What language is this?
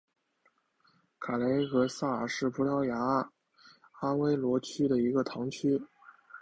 Chinese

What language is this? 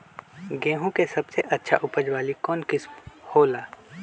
Magahi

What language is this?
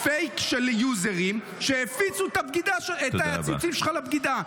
Hebrew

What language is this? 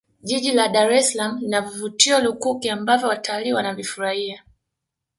Swahili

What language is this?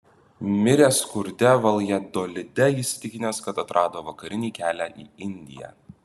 Lithuanian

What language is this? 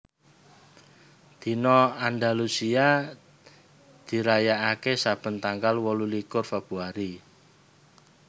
Javanese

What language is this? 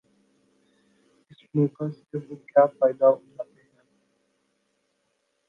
Urdu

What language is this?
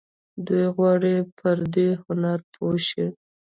Pashto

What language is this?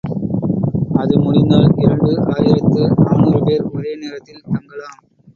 Tamil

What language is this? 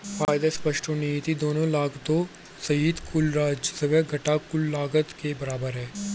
Hindi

